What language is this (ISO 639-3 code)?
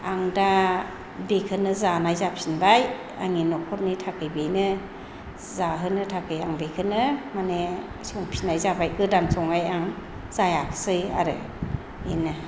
brx